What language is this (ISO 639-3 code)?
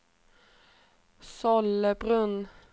swe